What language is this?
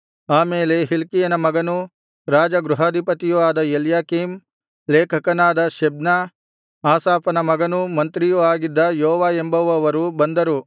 Kannada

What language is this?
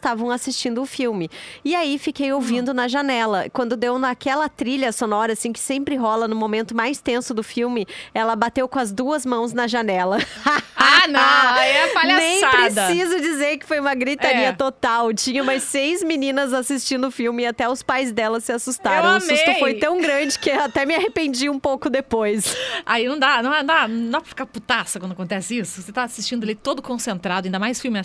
Portuguese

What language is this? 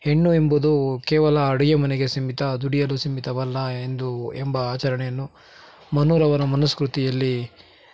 Kannada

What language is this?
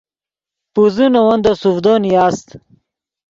Yidgha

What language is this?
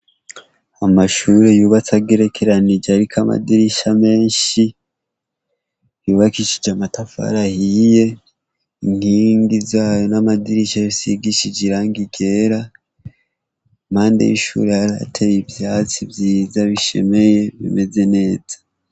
Rundi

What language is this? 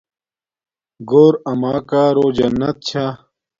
Domaaki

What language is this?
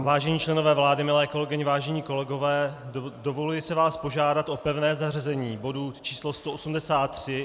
Czech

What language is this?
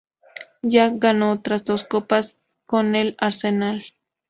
Spanish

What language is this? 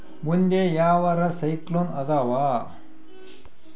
Kannada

